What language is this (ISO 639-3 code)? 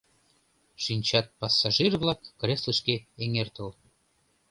chm